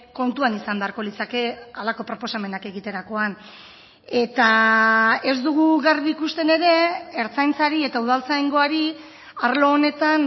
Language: Basque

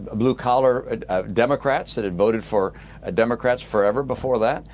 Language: English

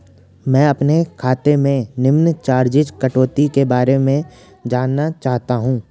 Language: Hindi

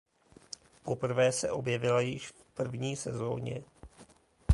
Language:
Czech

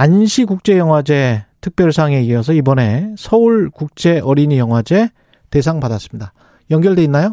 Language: Korean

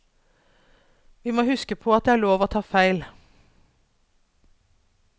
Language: Norwegian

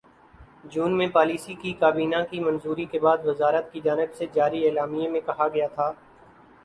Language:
Urdu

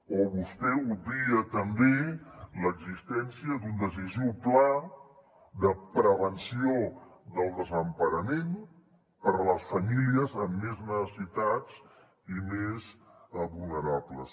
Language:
Catalan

